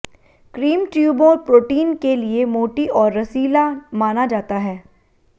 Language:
Hindi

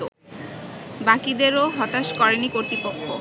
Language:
Bangla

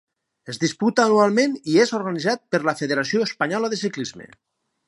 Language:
Catalan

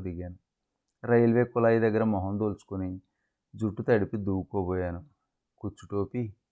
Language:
Telugu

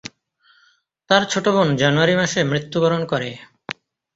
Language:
Bangla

